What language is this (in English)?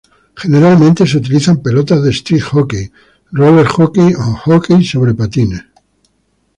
Spanish